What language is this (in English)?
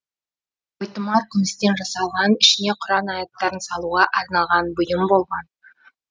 Kazakh